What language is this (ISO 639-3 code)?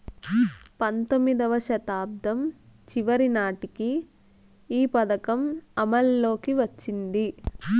tel